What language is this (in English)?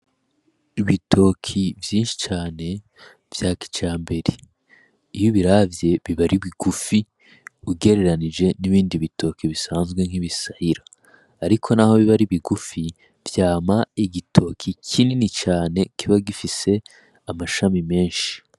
Rundi